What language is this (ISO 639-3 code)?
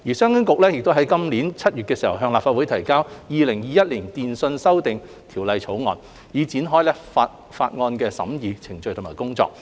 yue